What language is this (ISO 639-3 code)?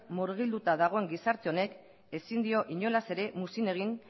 eus